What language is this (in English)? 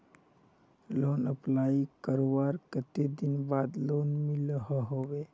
Magahi